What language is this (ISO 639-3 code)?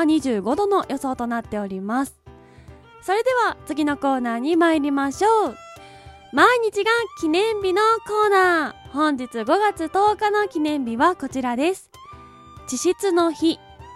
jpn